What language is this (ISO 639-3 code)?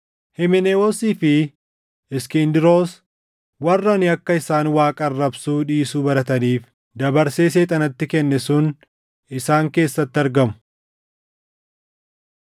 orm